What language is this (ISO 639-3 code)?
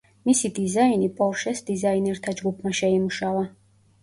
kat